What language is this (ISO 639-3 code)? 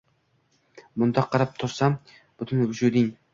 uzb